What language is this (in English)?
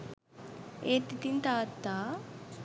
Sinhala